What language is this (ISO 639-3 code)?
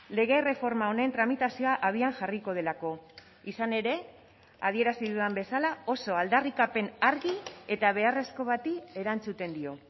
eus